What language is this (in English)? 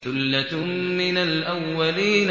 Arabic